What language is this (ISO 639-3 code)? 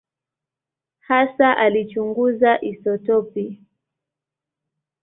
swa